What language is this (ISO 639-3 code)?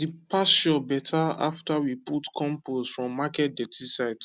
pcm